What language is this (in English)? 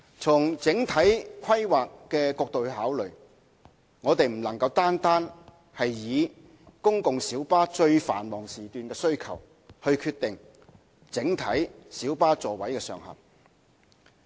Cantonese